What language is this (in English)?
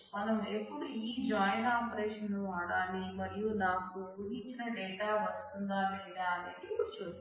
Telugu